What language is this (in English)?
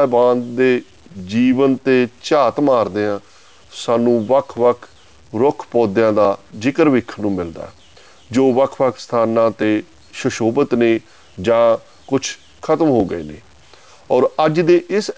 Punjabi